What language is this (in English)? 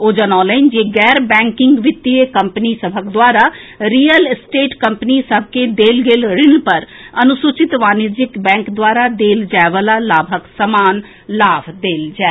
Maithili